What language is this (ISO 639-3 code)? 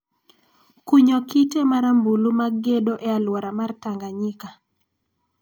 luo